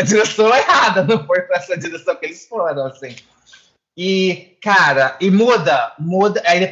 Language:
Portuguese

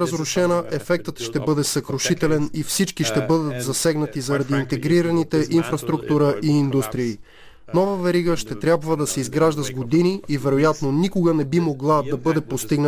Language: Bulgarian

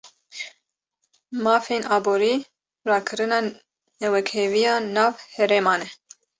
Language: Kurdish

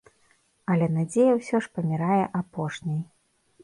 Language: Belarusian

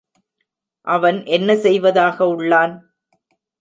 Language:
Tamil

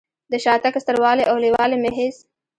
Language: Pashto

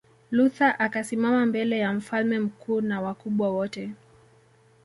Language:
Swahili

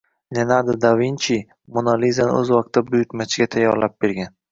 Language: Uzbek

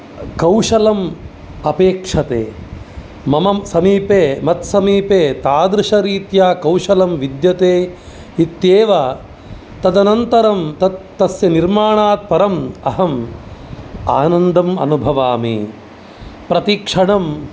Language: Sanskrit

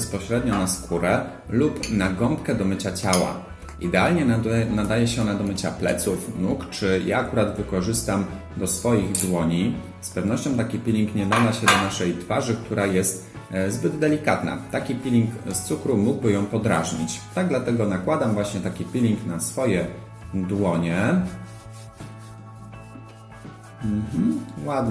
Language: Polish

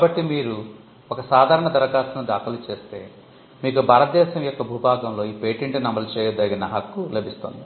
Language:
Telugu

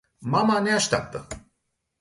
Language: Romanian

